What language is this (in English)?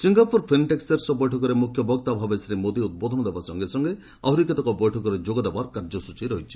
Odia